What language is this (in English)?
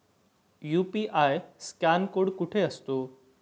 Marathi